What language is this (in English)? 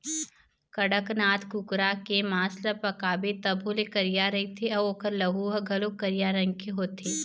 Chhattisgarhi